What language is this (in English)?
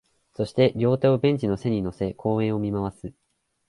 Japanese